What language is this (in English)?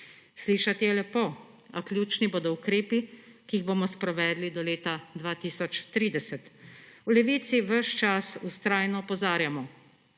Slovenian